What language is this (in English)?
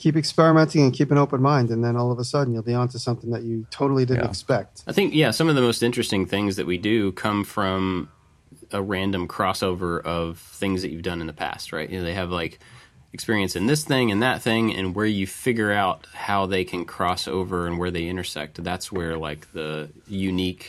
English